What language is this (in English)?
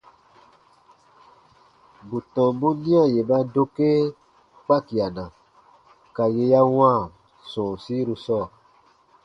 Baatonum